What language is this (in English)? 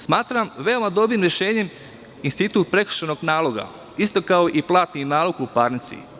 Serbian